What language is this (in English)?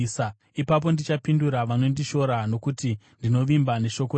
Shona